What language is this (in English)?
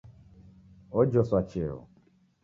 Taita